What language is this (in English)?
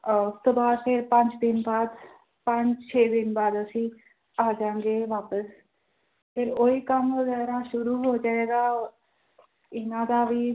Punjabi